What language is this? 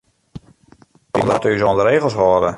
Western Frisian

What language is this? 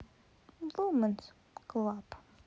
Russian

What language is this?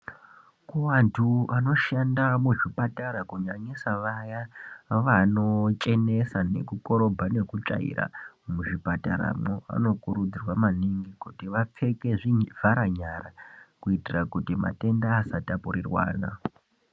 Ndau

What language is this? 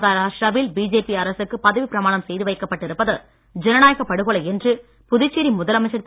Tamil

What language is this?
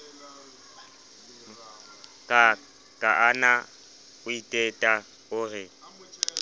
Southern Sotho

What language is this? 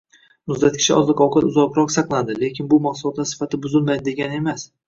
Uzbek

